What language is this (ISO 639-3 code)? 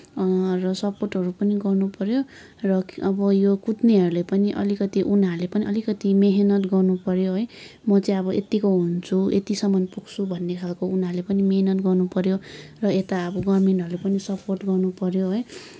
nep